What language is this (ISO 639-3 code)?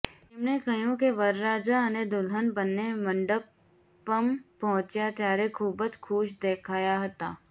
guj